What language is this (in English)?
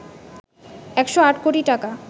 Bangla